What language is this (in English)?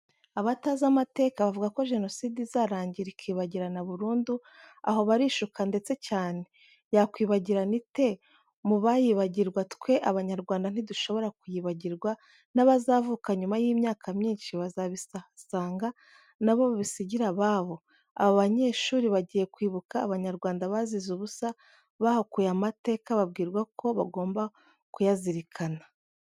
Kinyarwanda